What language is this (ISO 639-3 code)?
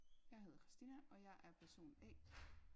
dan